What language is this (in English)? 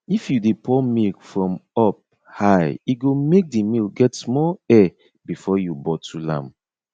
Nigerian Pidgin